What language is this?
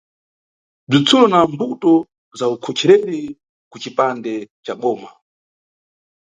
Nyungwe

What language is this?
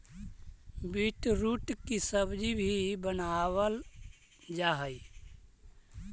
Magahi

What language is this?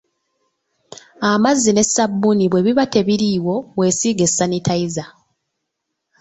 Ganda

